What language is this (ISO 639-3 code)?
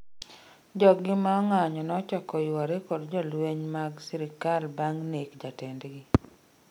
luo